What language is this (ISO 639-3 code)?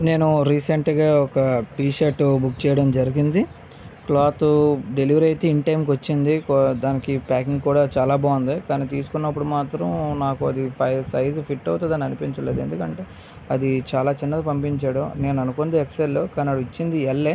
tel